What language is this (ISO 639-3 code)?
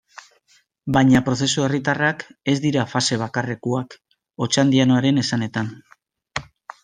eus